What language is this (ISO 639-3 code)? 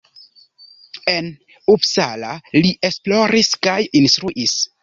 epo